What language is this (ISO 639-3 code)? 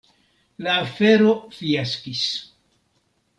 epo